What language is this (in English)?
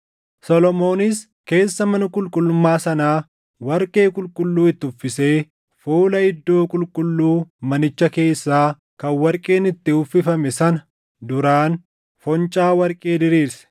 Oromo